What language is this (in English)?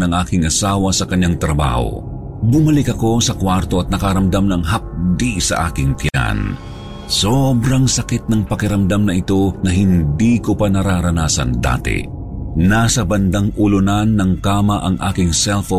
Filipino